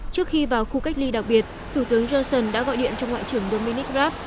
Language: Vietnamese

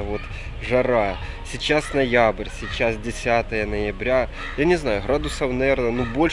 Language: Russian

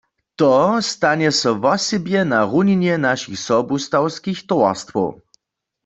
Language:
Upper Sorbian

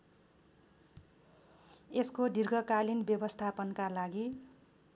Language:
Nepali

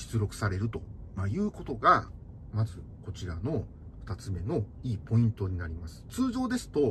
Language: Japanese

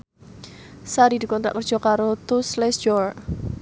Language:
Javanese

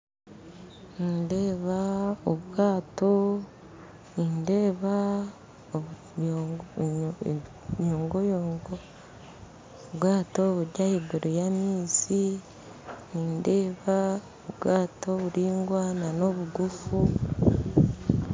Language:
Nyankole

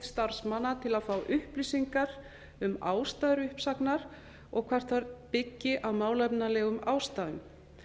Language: Icelandic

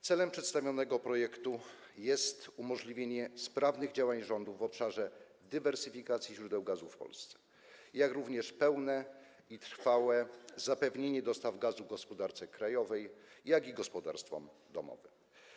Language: Polish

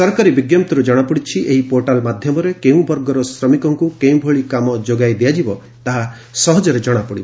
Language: Odia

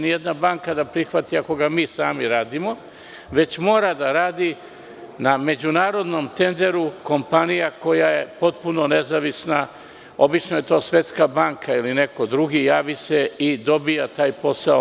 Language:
Serbian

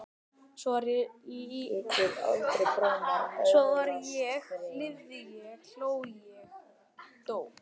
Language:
Icelandic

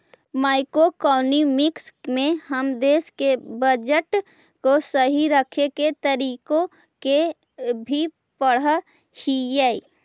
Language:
Magahi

